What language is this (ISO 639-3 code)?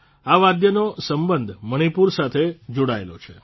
guj